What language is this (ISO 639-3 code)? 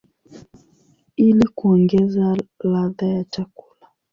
swa